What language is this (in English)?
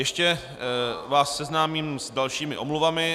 Czech